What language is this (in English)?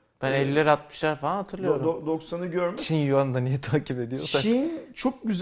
Turkish